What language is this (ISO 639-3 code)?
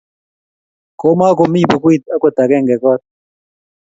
kln